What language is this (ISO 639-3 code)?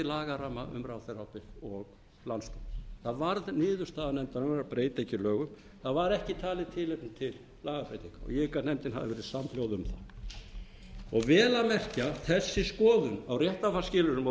isl